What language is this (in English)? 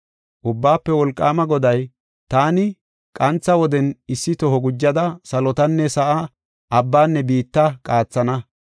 Gofa